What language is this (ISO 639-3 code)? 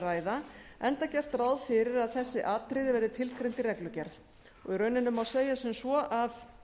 isl